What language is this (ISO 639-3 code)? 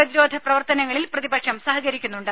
mal